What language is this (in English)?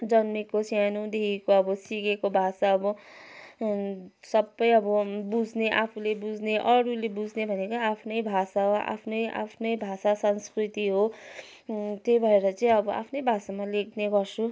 Nepali